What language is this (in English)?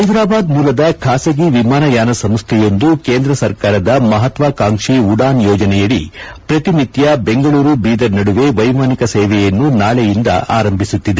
Kannada